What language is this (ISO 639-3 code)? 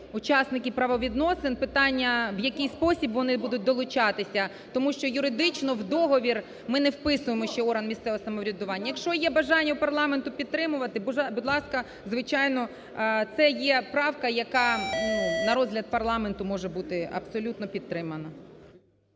ukr